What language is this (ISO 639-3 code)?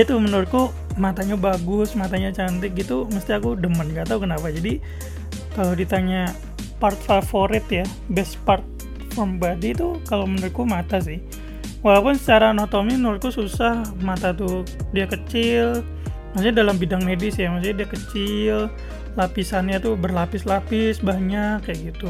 ind